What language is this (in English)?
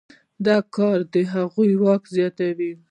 Pashto